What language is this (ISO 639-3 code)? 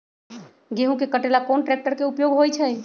mag